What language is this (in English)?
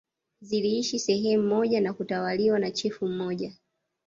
Swahili